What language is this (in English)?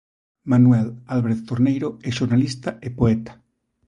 Galician